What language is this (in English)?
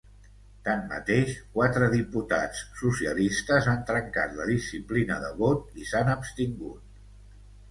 Catalan